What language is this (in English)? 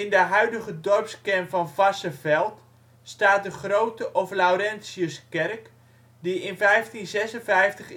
Dutch